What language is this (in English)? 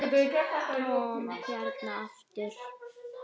Icelandic